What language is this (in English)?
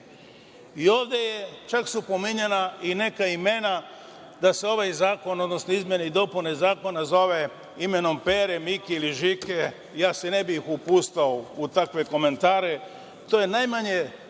Serbian